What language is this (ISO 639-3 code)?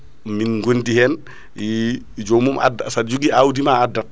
ful